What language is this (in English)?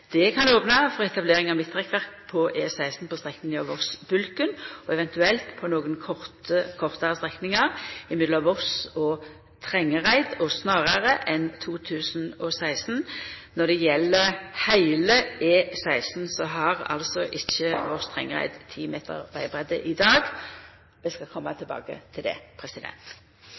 Norwegian Nynorsk